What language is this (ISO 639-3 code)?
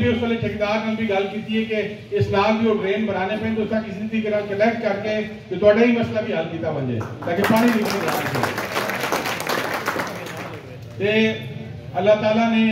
hin